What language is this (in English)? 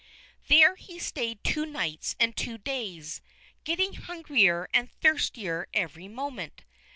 English